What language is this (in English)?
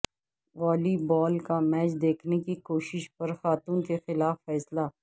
Urdu